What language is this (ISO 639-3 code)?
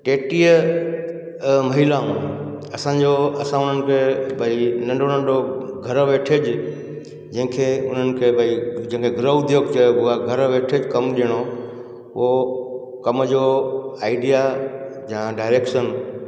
snd